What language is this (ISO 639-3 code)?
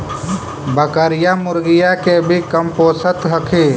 mag